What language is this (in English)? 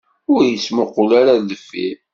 Kabyle